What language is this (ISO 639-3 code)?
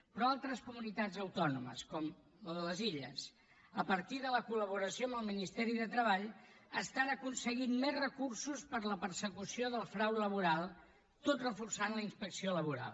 cat